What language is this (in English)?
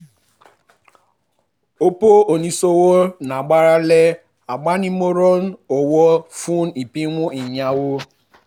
Yoruba